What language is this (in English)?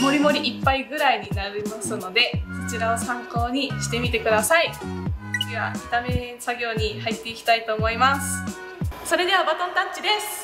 Japanese